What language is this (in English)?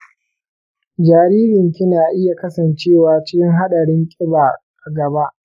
Hausa